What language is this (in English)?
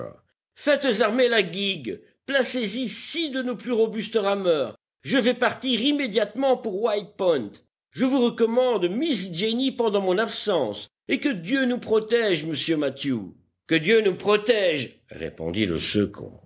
French